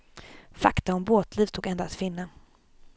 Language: Swedish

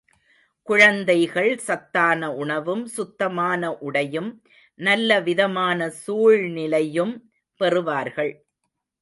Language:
Tamil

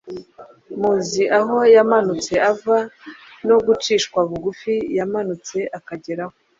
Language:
Kinyarwanda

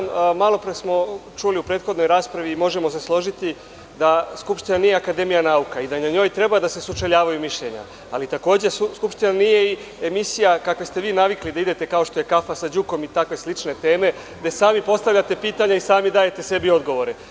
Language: Serbian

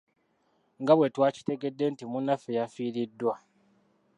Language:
Ganda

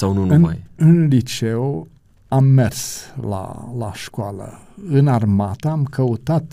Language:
Romanian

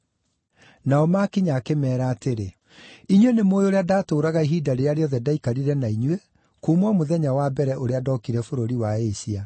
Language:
Kikuyu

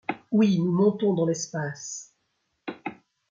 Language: French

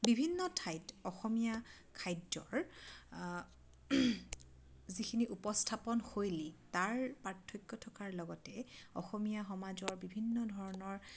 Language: Assamese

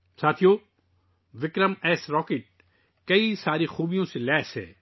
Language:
Urdu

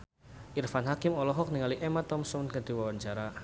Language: Sundanese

